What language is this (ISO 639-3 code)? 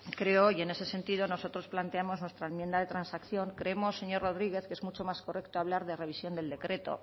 spa